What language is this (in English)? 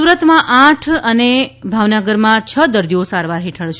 Gujarati